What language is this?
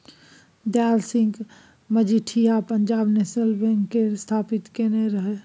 Maithili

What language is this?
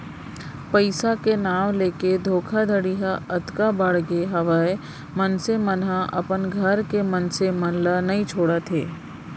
Chhattisgarhi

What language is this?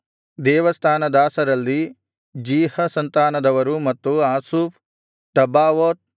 Kannada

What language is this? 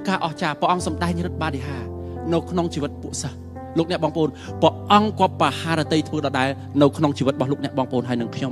Thai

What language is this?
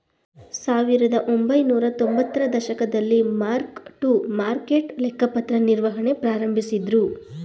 Kannada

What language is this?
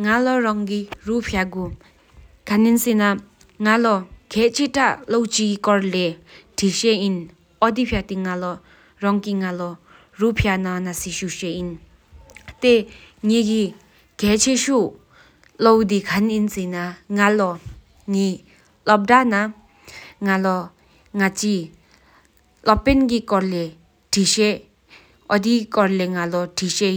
Sikkimese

